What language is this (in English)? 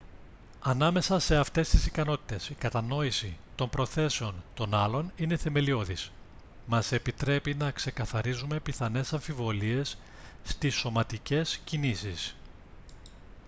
Greek